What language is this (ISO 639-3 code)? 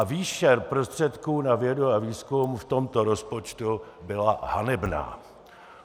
ces